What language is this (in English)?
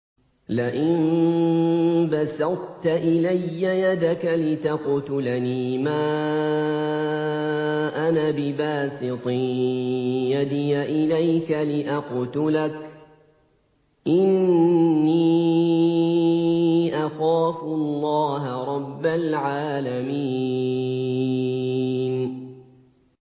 Arabic